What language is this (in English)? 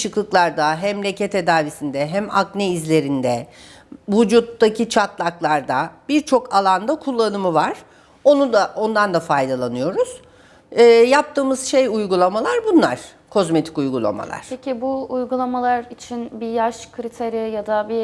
Turkish